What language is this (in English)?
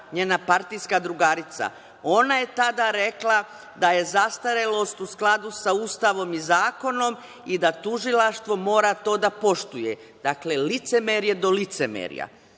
Serbian